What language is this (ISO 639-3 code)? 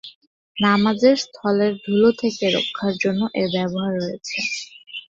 ben